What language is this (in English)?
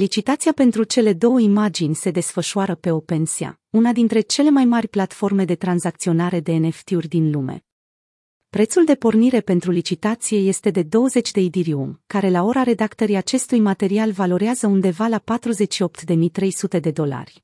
Romanian